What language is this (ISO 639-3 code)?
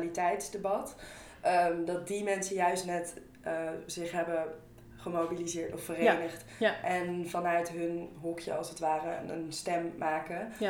nld